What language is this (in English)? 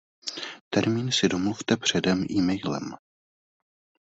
Czech